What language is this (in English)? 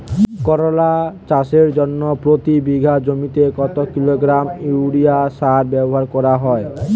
Bangla